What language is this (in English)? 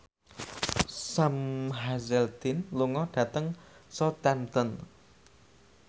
Javanese